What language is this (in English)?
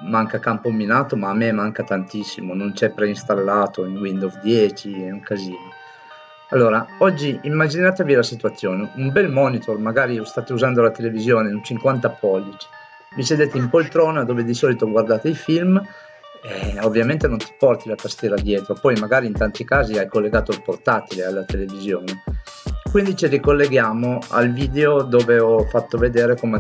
Italian